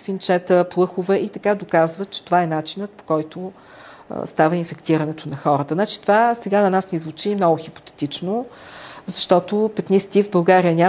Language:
Bulgarian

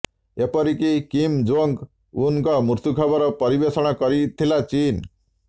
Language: Odia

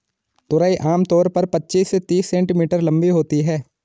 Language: Hindi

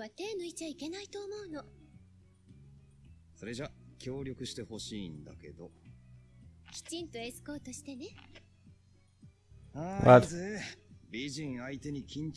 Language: German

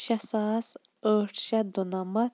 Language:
Kashmiri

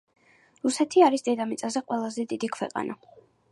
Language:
Georgian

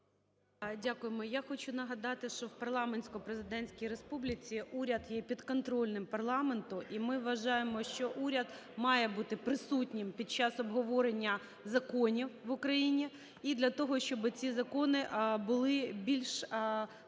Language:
Ukrainian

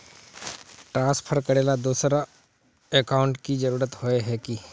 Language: Magahi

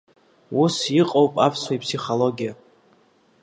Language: Abkhazian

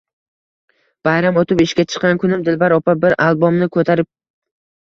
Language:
Uzbek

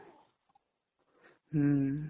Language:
Assamese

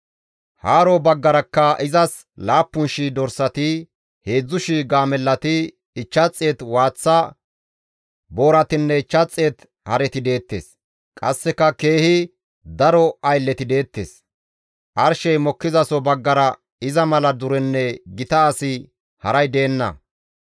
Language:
Gamo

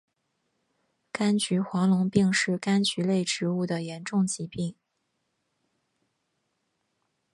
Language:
Chinese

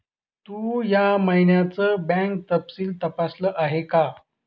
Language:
Marathi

